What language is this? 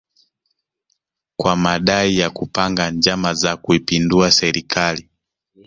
Swahili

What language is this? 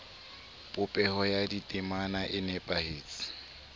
Southern Sotho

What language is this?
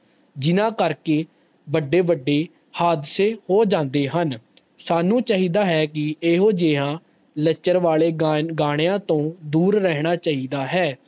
Punjabi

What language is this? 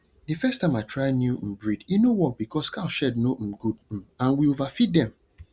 Nigerian Pidgin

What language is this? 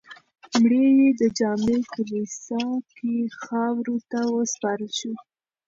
Pashto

